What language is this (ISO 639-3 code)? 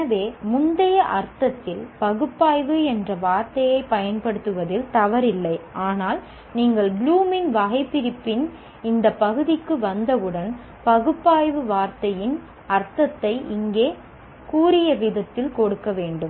tam